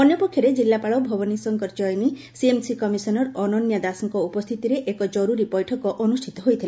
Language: Odia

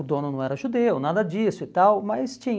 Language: Portuguese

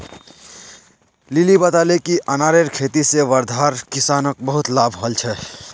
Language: Magahi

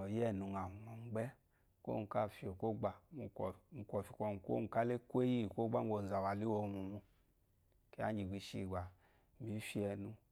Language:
Eloyi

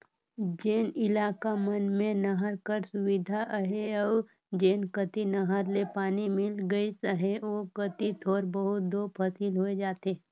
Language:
Chhattisgarhi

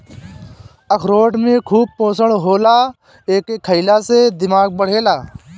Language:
Bhojpuri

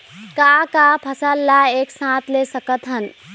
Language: Chhattisgarhi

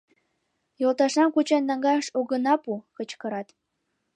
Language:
Mari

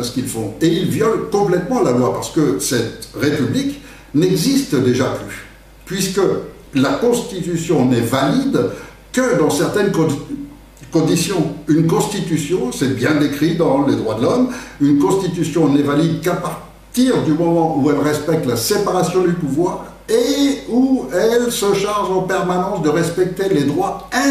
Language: French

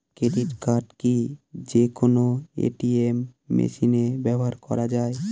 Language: Bangla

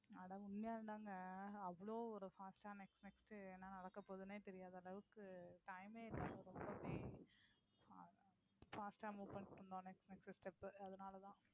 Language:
Tamil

